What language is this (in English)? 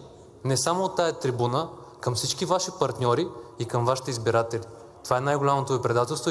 Bulgarian